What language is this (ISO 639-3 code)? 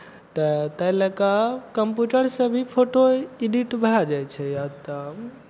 mai